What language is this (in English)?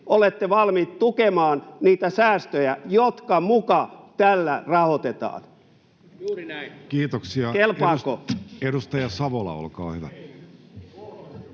Finnish